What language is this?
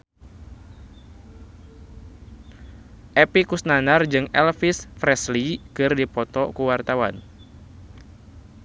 Sundanese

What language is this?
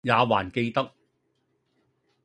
Cantonese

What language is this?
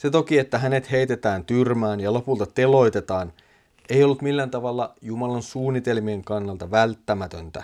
Finnish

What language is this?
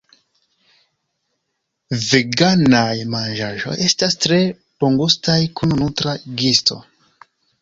Esperanto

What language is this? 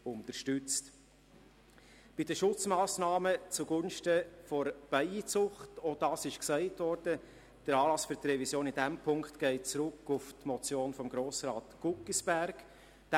Swiss German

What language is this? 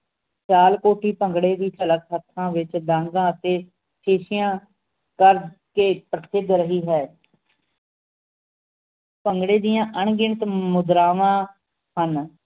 Punjabi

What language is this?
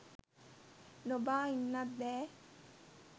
Sinhala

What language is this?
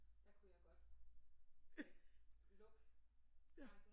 Danish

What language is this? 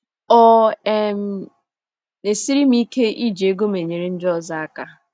Igbo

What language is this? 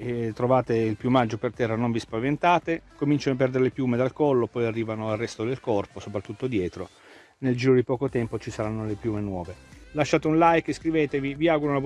Italian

